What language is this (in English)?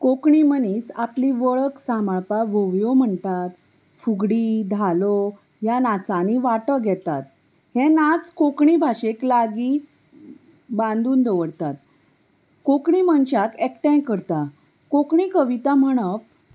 Konkani